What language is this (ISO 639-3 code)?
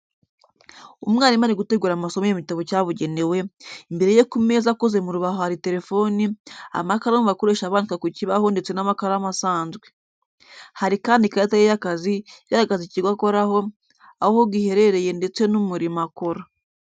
kin